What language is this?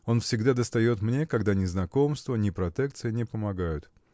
Russian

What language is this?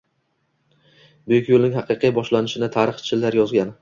Uzbek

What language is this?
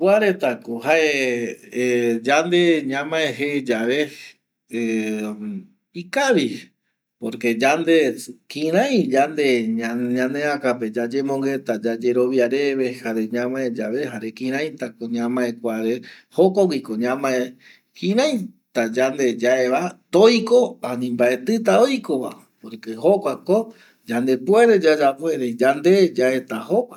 Eastern Bolivian Guaraní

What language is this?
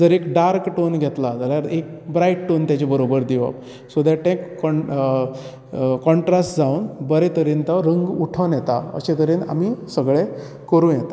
Konkani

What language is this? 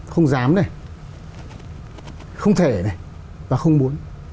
Vietnamese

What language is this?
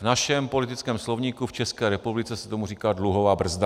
Czech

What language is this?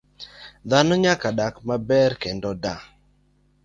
Luo (Kenya and Tanzania)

